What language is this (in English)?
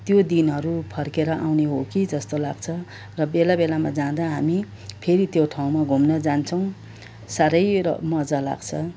Nepali